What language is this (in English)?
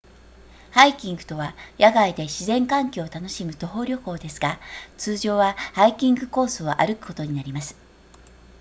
Japanese